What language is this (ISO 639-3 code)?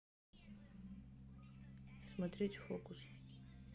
rus